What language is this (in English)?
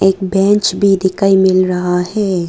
Hindi